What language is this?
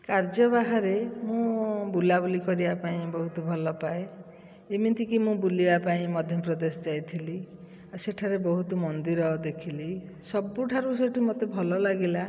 Odia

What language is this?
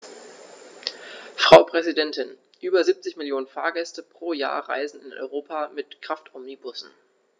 German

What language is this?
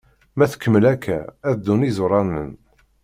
Kabyle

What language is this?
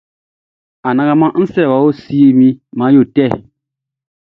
Baoulé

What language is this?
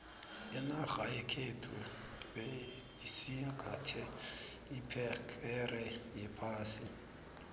South Ndebele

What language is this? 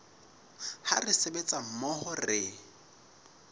Southern Sotho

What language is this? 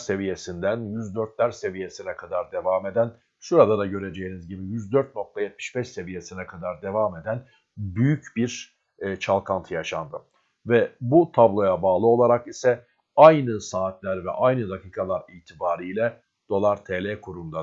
Turkish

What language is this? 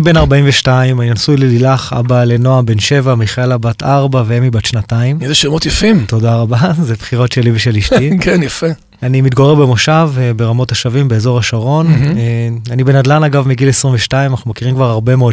Hebrew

